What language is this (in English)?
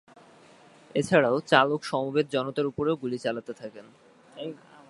Bangla